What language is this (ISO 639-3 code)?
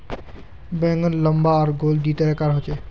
mag